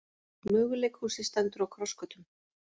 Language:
Icelandic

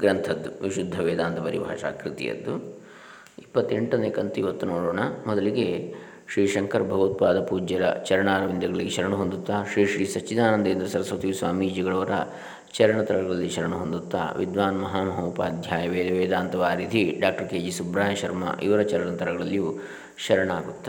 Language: Kannada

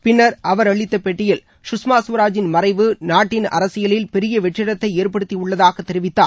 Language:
Tamil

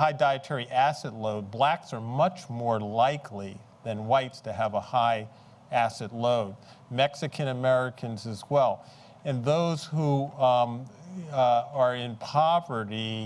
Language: English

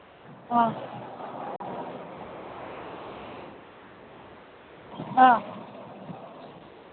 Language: Manipuri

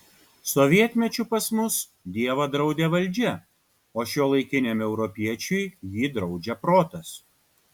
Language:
Lithuanian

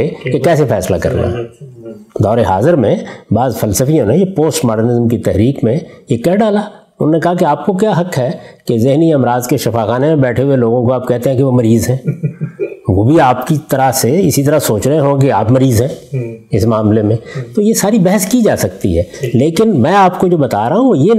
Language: Urdu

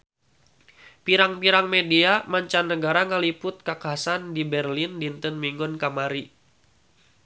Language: Sundanese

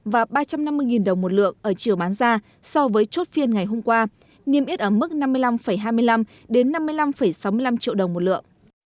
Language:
Vietnamese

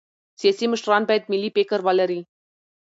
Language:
Pashto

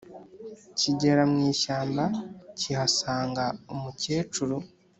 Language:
Kinyarwanda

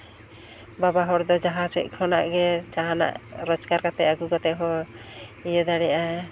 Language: Santali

